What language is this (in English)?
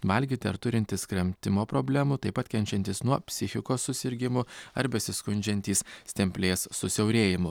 Lithuanian